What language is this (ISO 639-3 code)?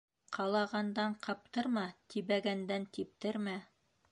bak